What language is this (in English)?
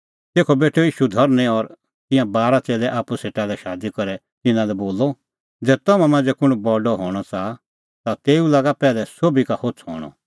Kullu Pahari